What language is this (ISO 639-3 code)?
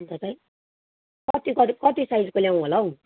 nep